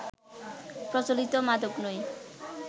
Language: Bangla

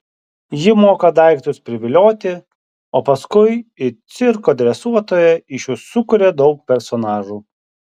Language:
Lithuanian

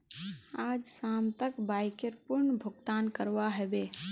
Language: Magahi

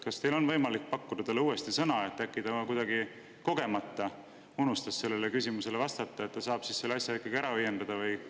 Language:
Estonian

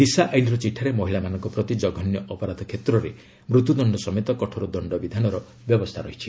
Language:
Odia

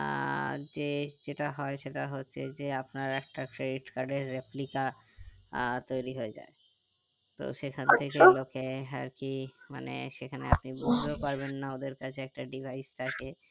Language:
Bangla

